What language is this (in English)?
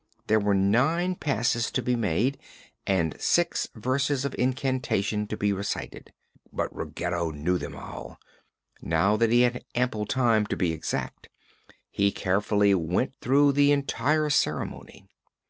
English